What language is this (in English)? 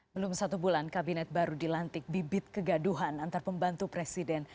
Indonesian